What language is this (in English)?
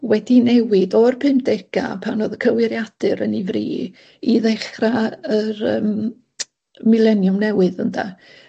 Welsh